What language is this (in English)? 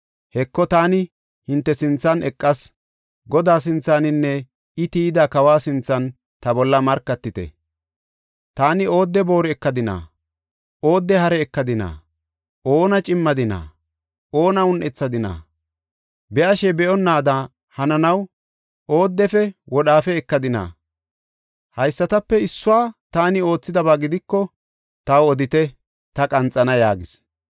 Gofa